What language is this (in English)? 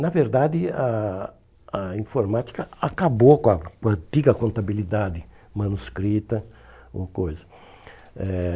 Portuguese